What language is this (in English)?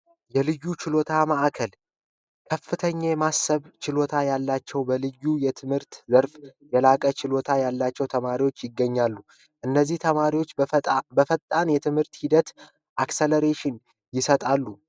Amharic